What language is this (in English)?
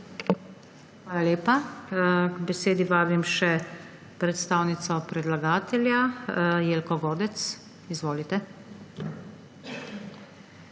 Slovenian